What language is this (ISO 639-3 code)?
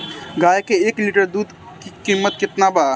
bho